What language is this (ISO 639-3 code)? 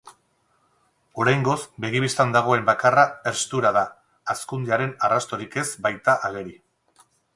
eus